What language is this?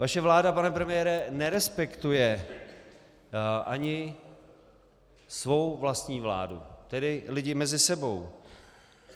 Czech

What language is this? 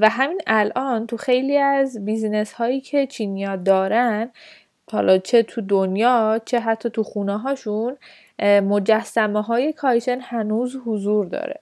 Persian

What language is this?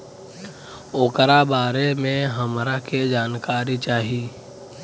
Bhojpuri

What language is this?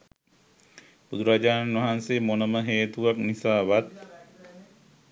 Sinhala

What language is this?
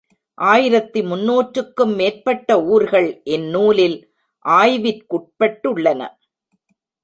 Tamil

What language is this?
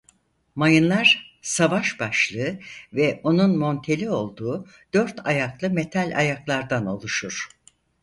Turkish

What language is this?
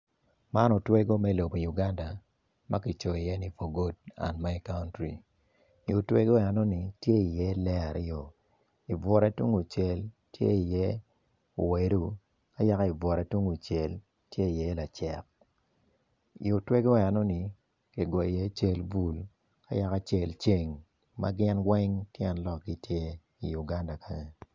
Acoli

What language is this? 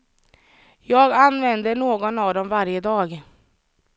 Swedish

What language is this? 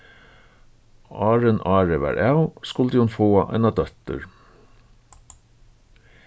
Faroese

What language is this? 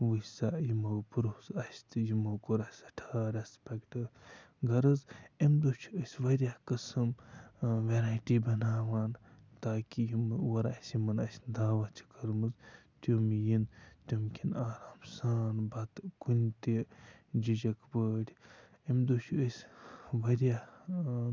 Kashmiri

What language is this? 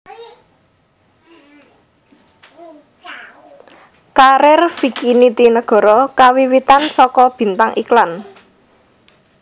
Javanese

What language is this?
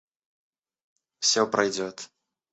Russian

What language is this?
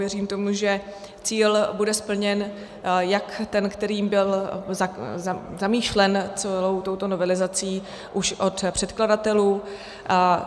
Czech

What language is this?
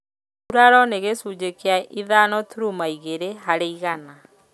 Kikuyu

